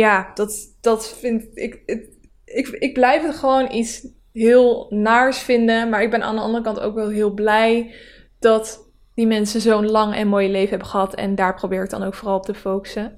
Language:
Dutch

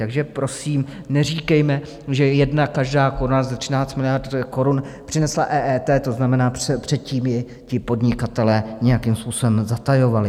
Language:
Czech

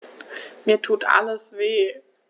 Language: German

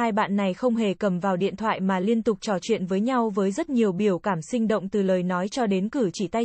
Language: Vietnamese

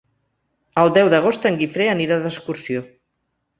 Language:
Catalan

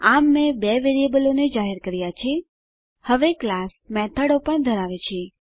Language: Gujarati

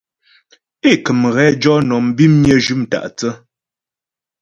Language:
Ghomala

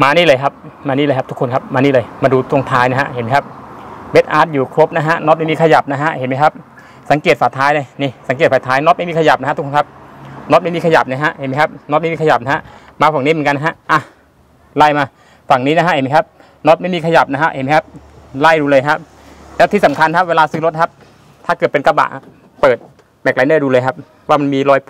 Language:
Thai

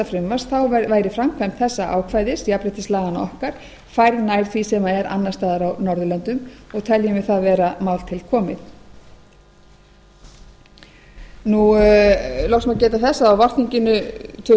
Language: Icelandic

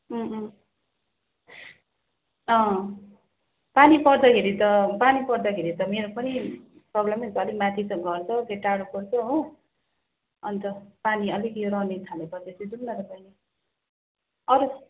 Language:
Nepali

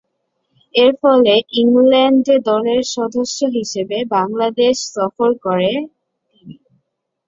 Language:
Bangla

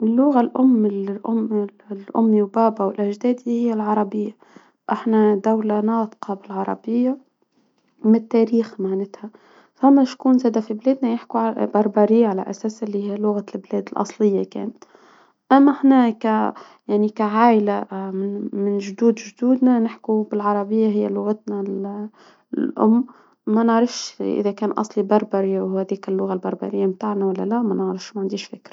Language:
Tunisian Arabic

